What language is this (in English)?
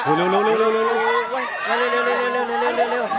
Thai